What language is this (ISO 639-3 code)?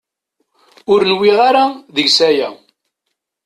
kab